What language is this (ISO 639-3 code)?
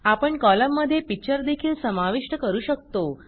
mar